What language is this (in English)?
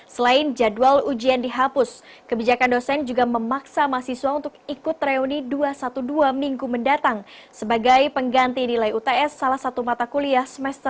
Indonesian